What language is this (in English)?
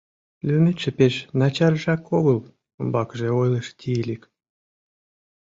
Mari